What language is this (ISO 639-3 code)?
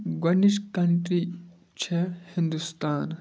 kas